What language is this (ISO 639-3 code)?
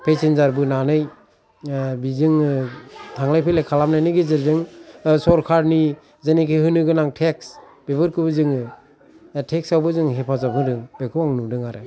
brx